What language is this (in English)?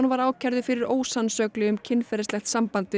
Icelandic